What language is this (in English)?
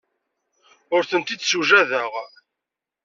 Kabyle